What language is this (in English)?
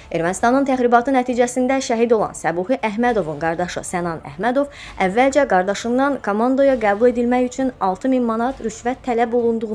Turkish